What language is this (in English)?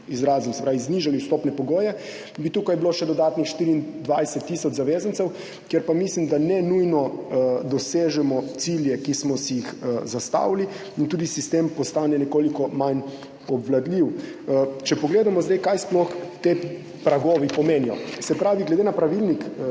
Slovenian